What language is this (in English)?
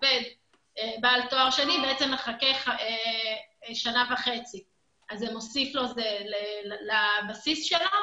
Hebrew